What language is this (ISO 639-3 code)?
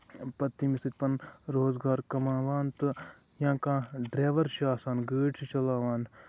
kas